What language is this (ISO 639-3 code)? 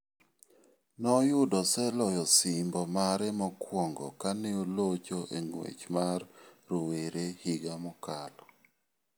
luo